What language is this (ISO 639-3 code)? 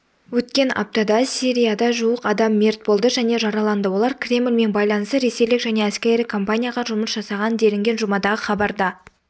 kaz